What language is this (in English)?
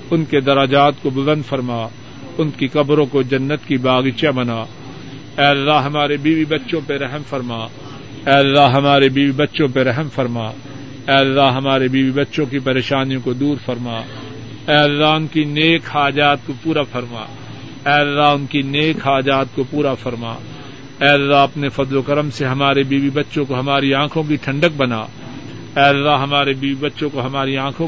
Urdu